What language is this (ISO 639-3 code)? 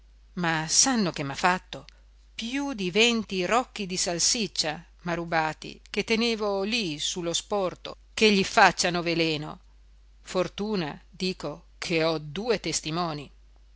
ita